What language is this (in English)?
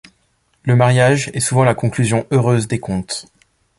French